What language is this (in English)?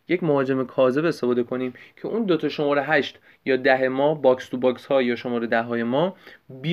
Persian